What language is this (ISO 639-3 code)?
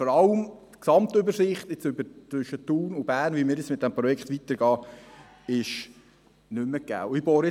gsw